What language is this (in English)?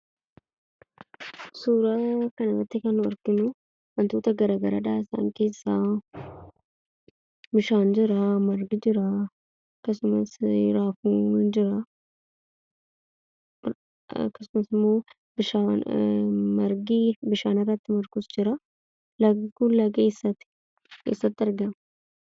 Oromo